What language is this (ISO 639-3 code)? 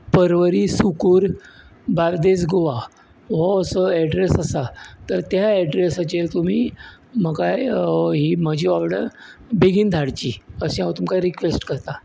kok